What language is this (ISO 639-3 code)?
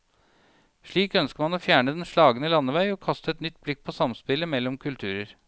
nor